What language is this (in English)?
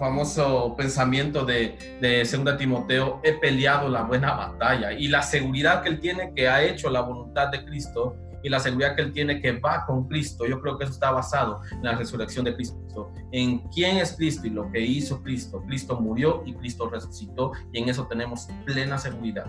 Spanish